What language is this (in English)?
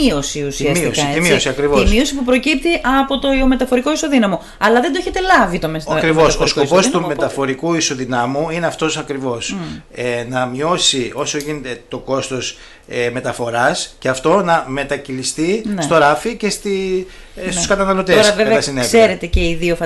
Greek